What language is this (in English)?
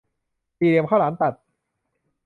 Thai